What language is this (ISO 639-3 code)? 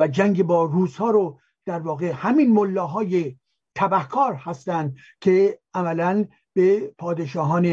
fas